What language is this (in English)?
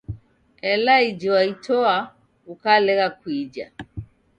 Taita